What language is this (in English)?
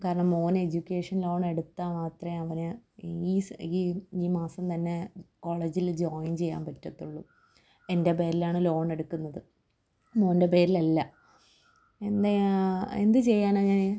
Malayalam